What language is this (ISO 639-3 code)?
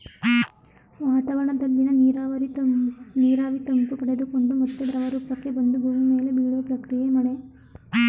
kan